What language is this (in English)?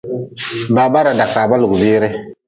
Nawdm